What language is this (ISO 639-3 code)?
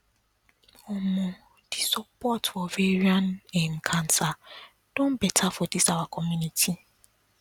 pcm